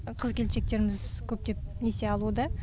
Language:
Kazakh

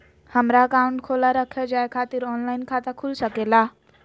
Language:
Magahi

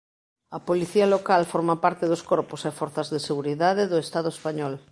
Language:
Galician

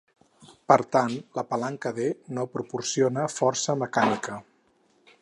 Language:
Catalan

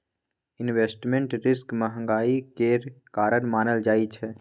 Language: Maithili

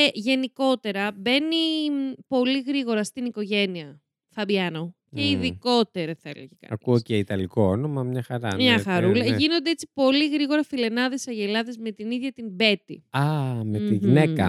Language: Greek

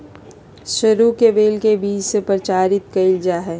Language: Magahi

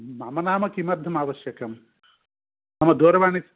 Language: Sanskrit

